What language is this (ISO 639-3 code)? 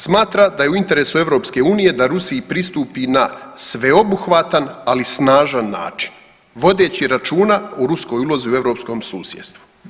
hrv